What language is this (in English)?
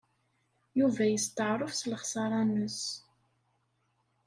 Kabyle